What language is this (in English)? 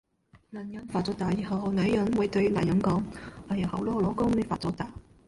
Cantonese